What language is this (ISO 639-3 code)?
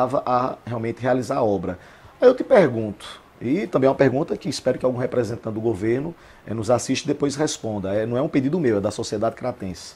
por